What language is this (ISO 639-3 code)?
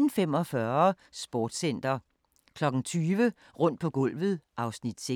dan